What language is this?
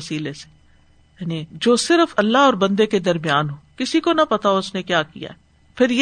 Urdu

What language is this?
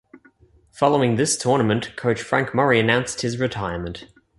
English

